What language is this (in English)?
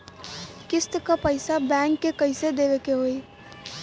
Bhojpuri